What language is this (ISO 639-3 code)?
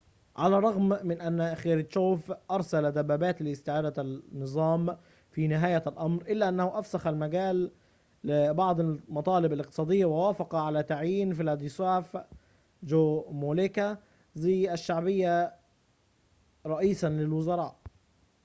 ara